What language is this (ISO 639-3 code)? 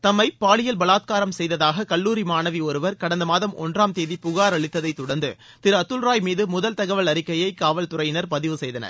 tam